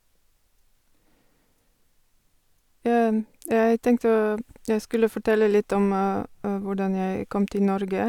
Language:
Norwegian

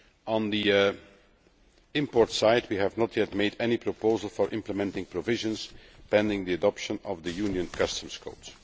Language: English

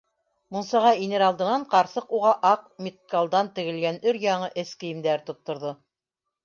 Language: Bashkir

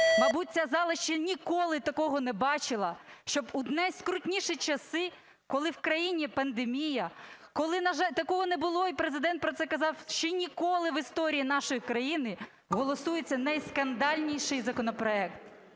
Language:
Ukrainian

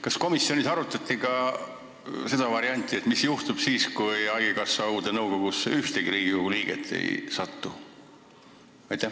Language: Estonian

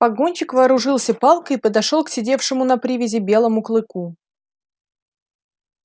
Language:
Russian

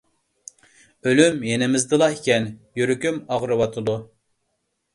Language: Uyghur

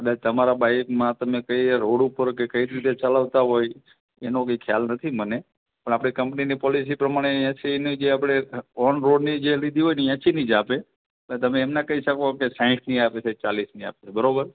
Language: Gujarati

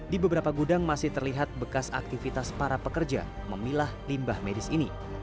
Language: Indonesian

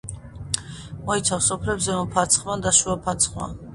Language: Georgian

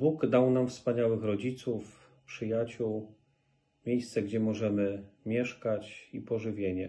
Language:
Polish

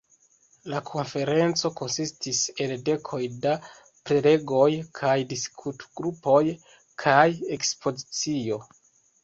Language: Esperanto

